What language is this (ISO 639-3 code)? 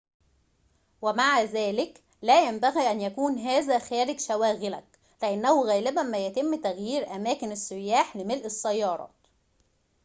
ara